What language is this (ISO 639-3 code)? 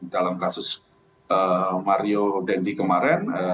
ind